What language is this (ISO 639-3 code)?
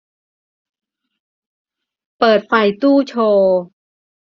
tha